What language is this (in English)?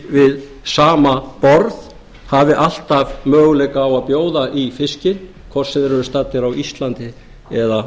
Icelandic